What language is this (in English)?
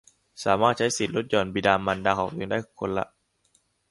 Thai